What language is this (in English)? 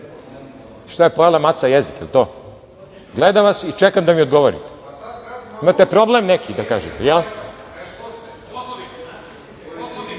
Serbian